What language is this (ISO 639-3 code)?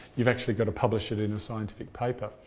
eng